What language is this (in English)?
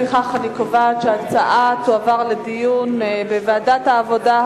Hebrew